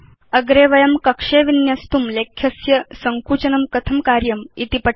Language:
Sanskrit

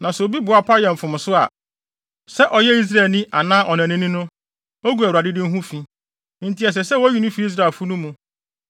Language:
Akan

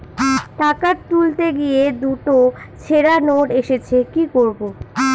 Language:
Bangla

